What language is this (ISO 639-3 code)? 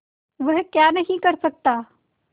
hin